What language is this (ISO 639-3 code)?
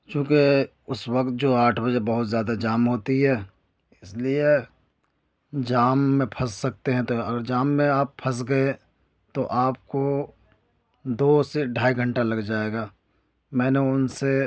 urd